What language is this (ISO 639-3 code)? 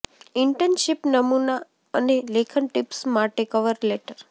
guj